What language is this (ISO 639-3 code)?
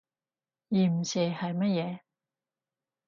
yue